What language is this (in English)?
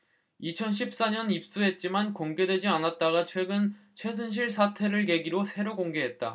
Korean